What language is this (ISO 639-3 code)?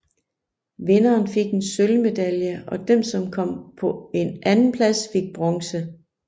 dan